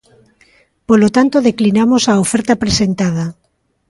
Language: Galician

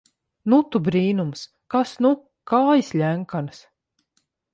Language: Latvian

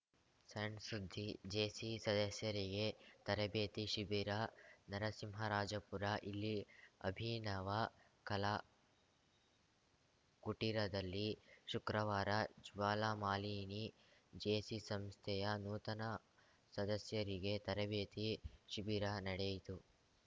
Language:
Kannada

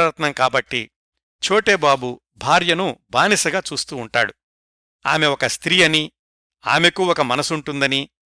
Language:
Telugu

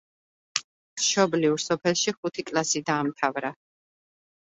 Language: Georgian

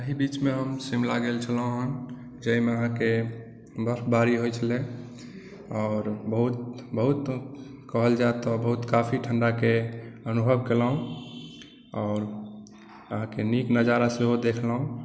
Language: Maithili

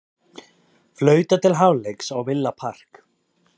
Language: Icelandic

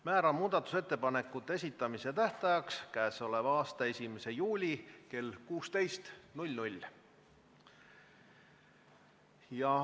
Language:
Estonian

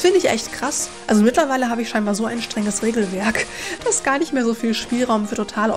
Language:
German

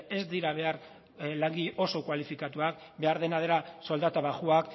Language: Basque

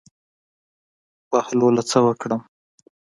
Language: Pashto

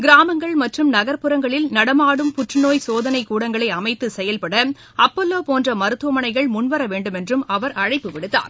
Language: Tamil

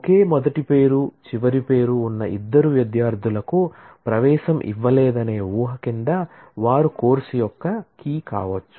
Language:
Telugu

